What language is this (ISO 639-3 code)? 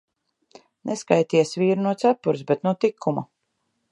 lav